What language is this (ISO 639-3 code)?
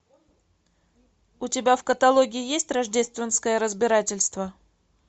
rus